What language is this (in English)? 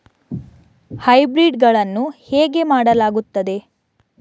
Kannada